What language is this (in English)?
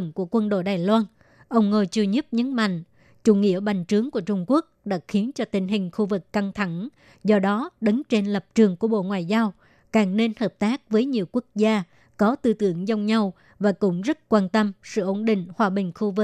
Vietnamese